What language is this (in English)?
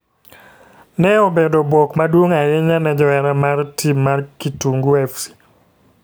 Luo (Kenya and Tanzania)